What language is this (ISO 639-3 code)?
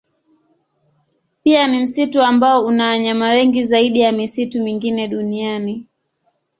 swa